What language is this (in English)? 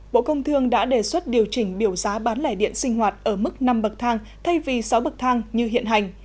Vietnamese